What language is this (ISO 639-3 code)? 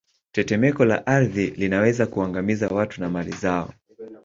swa